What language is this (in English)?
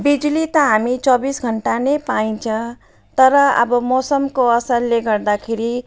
Nepali